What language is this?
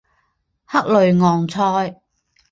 Chinese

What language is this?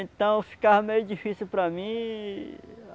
Portuguese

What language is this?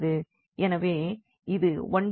Tamil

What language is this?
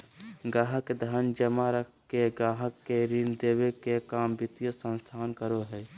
Magahi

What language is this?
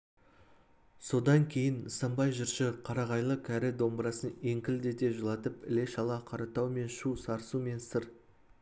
Kazakh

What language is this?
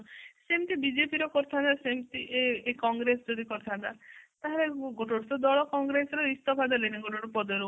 Odia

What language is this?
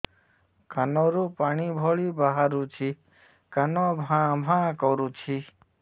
Odia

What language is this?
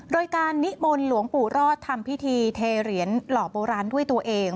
Thai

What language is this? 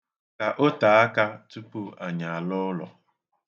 Igbo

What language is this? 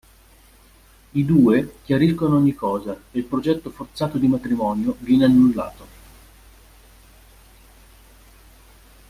Italian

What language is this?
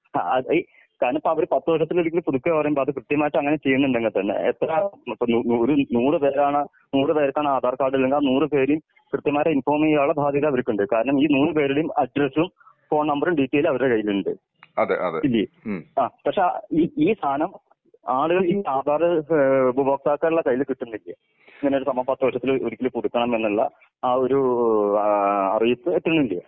Malayalam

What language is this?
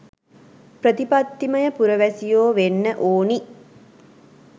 Sinhala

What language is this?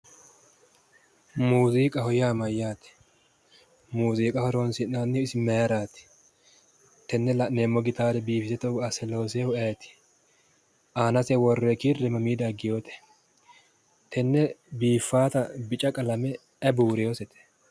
Sidamo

